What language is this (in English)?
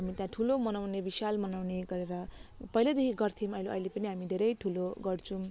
Nepali